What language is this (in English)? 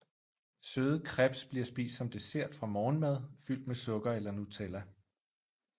Danish